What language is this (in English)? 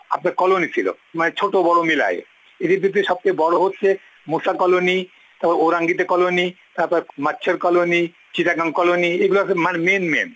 Bangla